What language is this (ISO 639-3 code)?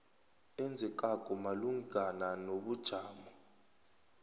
nbl